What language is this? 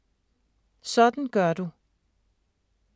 Danish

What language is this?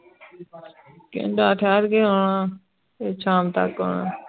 Punjabi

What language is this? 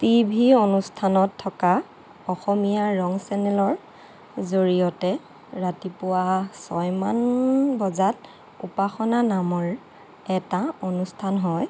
Assamese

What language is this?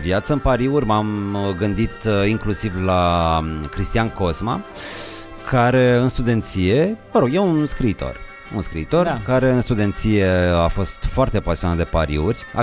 Romanian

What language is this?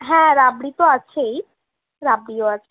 Bangla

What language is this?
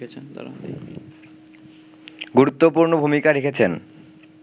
Bangla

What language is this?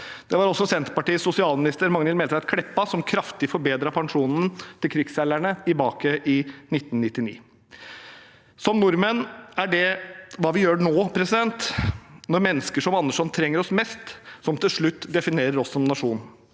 Norwegian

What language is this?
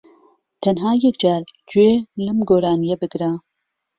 Central Kurdish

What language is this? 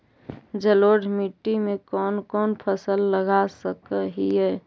Magahi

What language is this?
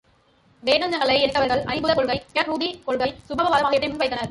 Tamil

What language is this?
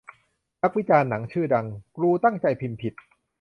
Thai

